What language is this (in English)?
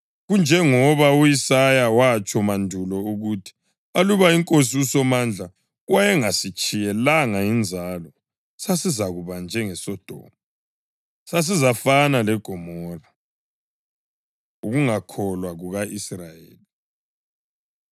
North Ndebele